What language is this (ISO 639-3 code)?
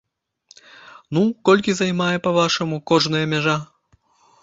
bel